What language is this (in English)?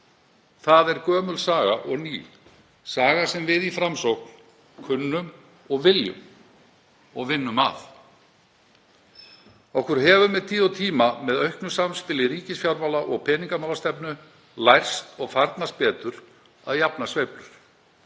Icelandic